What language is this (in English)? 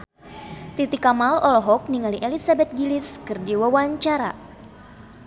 Sundanese